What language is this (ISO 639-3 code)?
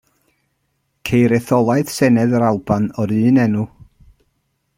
cym